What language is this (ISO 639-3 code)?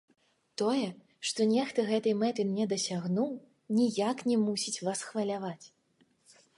bel